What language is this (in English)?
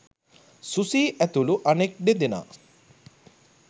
Sinhala